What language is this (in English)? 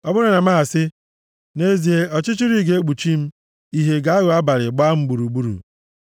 Igbo